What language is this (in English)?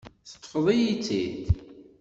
Kabyle